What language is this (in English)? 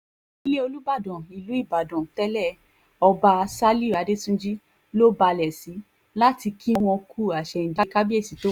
Yoruba